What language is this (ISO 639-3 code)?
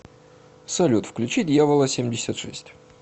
rus